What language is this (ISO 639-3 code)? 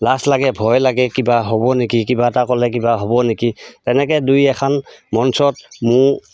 asm